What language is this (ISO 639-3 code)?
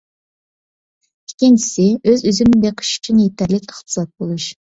uig